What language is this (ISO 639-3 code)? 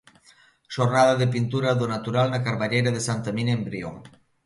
glg